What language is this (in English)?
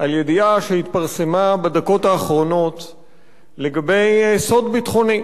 Hebrew